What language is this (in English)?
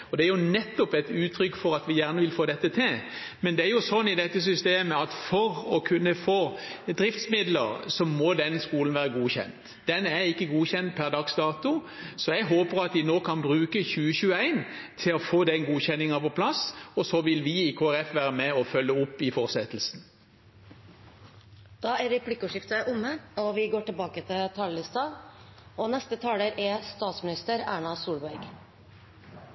Norwegian